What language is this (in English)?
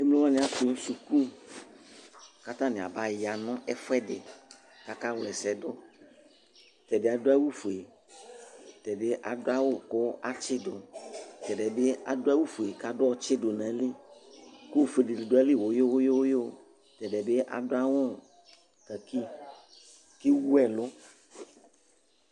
Ikposo